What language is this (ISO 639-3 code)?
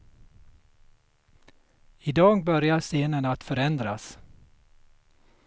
swe